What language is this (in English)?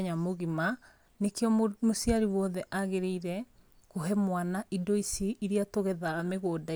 Kikuyu